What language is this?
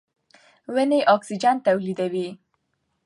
Pashto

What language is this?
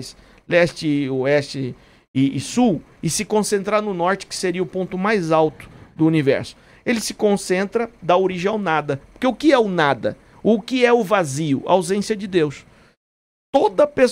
Portuguese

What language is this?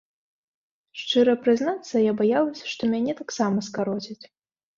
Belarusian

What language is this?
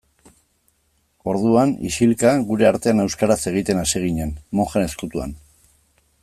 Basque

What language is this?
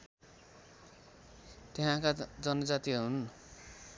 Nepali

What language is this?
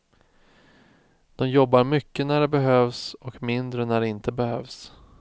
Swedish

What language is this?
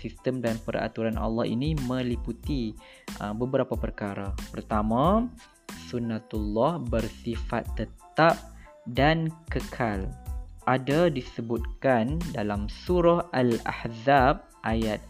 Malay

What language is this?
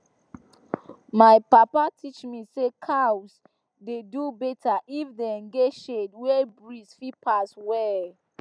Nigerian Pidgin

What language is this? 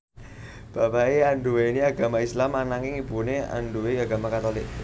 Javanese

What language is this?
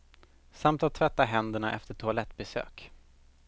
Swedish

